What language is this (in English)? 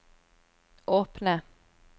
Norwegian